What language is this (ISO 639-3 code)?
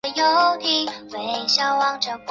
zho